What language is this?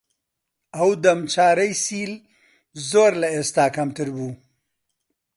Central Kurdish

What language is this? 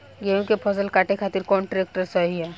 Bhojpuri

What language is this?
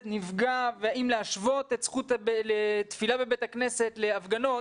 Hebrew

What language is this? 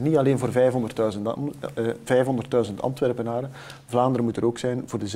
Dutch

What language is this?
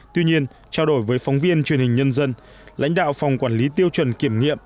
Vietnamese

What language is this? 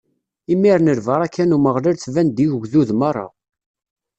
Kabyle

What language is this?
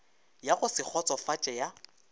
Northern Sotho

